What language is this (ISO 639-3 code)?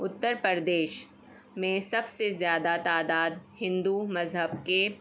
urd